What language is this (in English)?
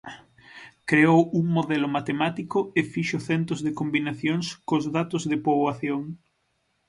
Galician